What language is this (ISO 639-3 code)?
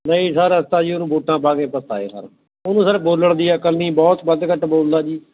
pan